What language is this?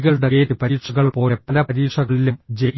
Malayalam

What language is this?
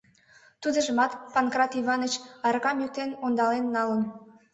Mari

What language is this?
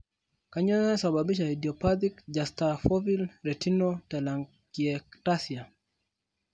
Masai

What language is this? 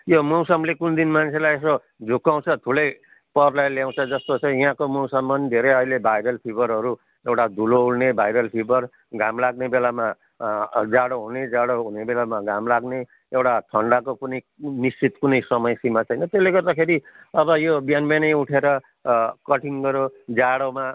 Nepali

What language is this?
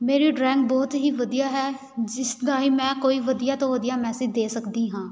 Punjabi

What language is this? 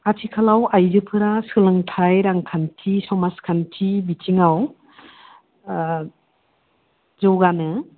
Bodo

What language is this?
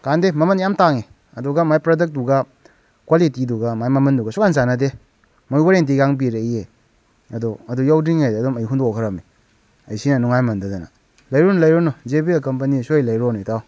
Manipuri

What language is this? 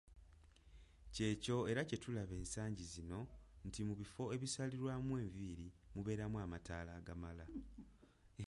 Ganda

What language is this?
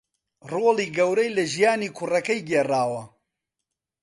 Central Kurdish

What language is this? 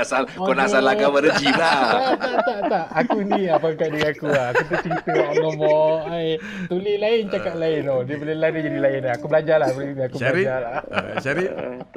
Malay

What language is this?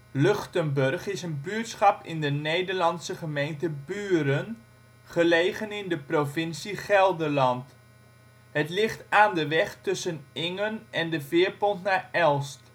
Dutch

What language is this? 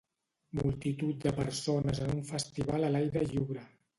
Catalan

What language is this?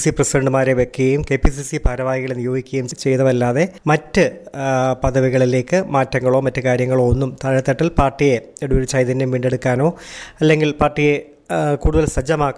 Malayalam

